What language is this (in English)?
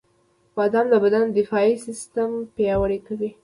Pashto